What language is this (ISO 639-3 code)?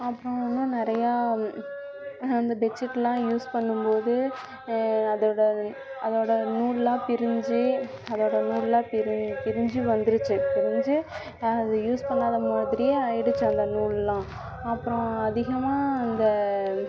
tam